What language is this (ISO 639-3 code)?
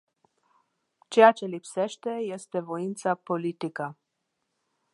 ron